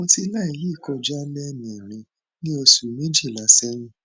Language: Yoruba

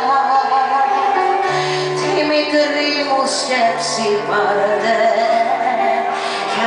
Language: Greek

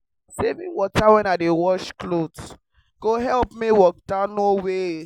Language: Nigerian Pidgin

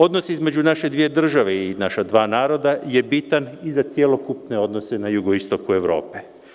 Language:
Serbian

